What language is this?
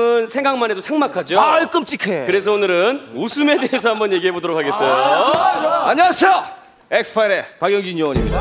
Korean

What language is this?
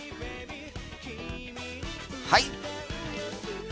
Japanese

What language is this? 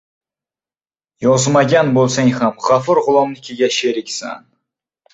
Uzbek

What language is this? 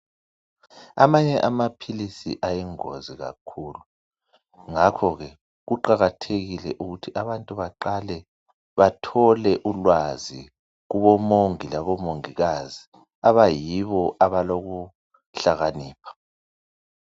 North Ndebele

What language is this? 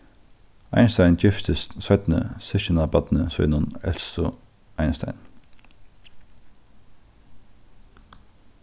Faroese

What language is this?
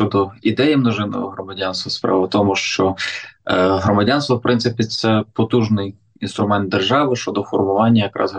Ukrainian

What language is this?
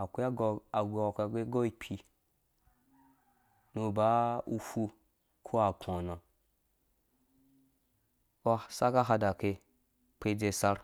Dũya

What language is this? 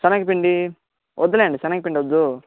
Telugu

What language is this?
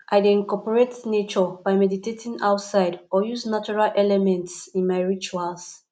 Nigerian Pidgin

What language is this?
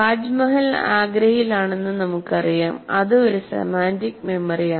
Malayalam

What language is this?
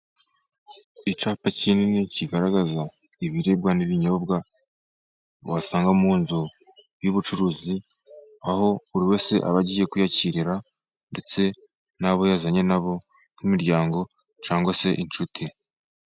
Kinyarwanda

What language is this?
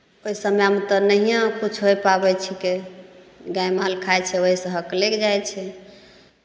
Maithili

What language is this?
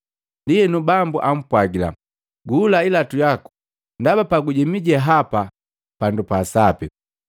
Matengo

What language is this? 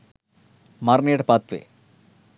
Sinhala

